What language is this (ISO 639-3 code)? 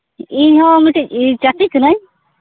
sat